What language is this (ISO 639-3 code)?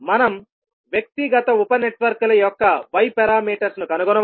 tel